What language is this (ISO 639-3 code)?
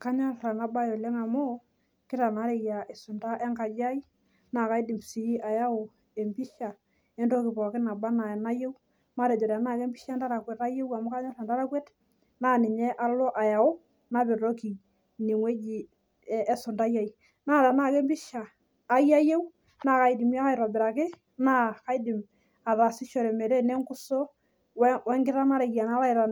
mas